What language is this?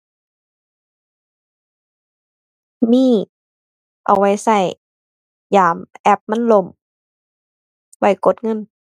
Thai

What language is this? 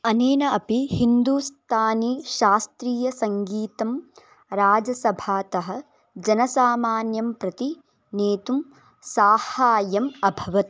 Sanskrit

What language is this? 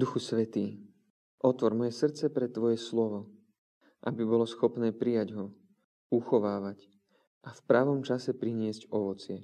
Slovak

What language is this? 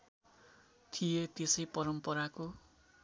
Nepali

